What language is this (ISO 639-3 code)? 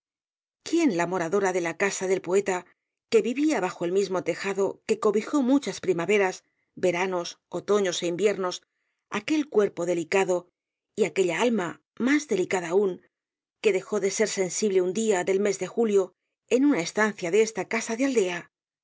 spa